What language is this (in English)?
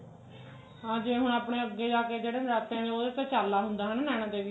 Punjabi